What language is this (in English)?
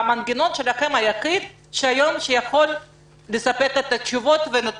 Hebrew